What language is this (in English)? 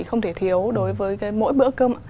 Vietnamese